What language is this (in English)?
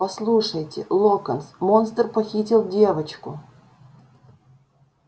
Russian